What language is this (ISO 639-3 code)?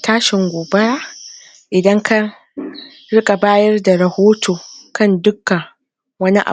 hau